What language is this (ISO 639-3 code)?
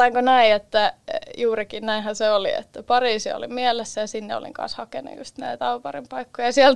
fin